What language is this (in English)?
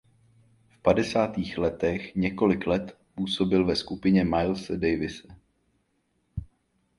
Czech